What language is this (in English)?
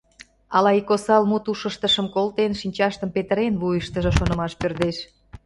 Mari